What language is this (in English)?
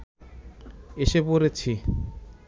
Bangla